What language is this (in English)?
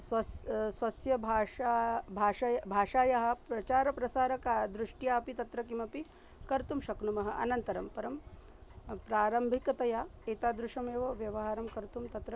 Sanskrit